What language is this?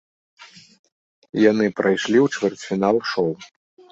Belarusian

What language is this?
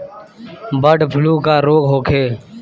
Bhojpuri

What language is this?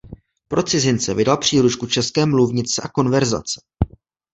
Czech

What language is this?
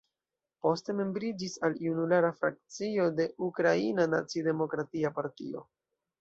Esperanto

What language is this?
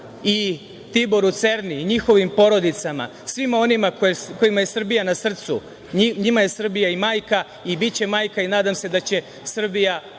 Serbian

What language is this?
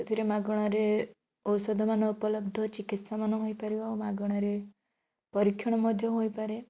Odia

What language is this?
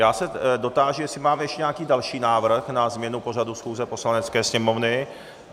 Czech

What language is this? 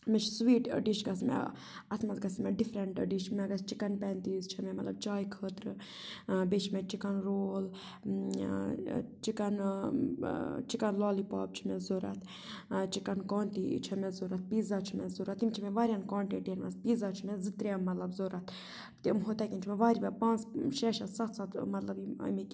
Kashmiri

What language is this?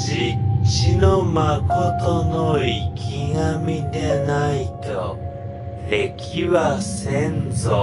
Japanese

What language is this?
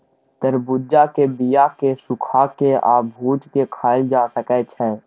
Maithili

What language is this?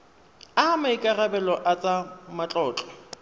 Tswana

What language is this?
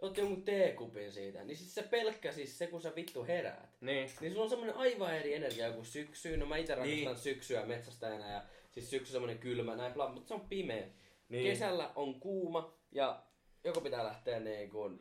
Finnish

